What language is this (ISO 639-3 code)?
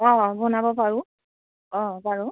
asm